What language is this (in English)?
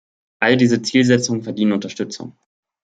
German